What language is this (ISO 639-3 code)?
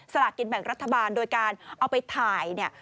tha